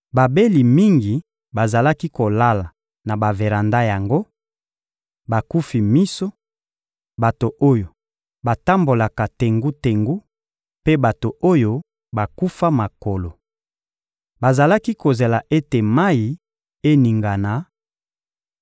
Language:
Lingala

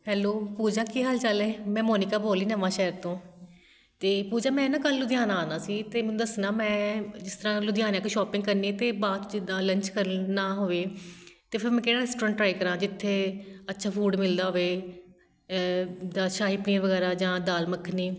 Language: Punjabi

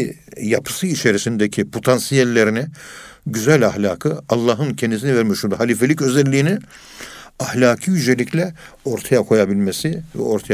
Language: Turkish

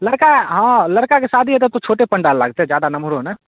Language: Maithili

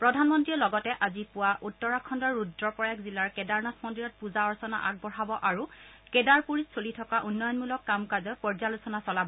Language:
Assamese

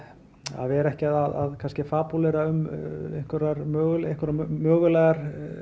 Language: Icelandic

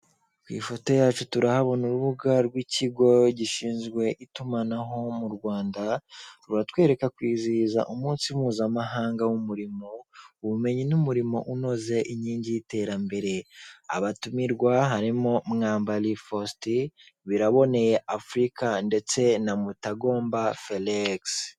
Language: Kinyarwanda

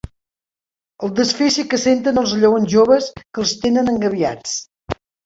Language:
Catalan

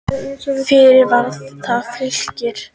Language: Icelandic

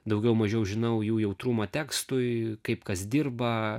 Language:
Lithuanian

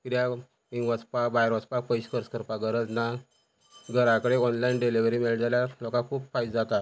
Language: Konkani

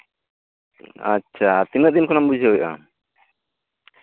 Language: Santali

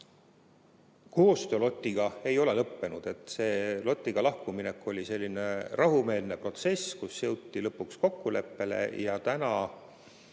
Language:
Estonian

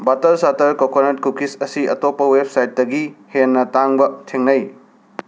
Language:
Manipuri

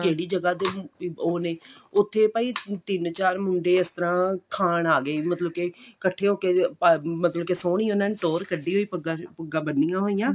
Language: Punjabi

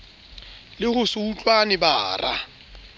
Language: Southern Sotho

